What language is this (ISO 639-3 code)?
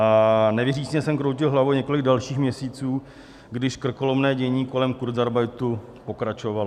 ces